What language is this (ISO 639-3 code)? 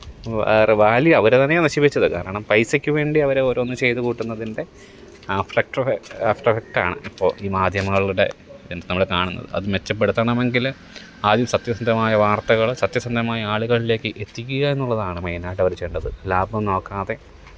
mal